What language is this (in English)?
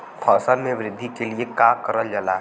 Bhojpuri